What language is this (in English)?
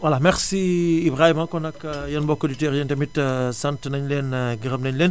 Wolof